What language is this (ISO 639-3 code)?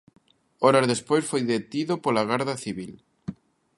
glg